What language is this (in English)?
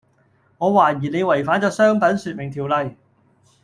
Cantonese